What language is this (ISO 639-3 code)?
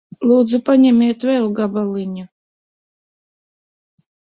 lav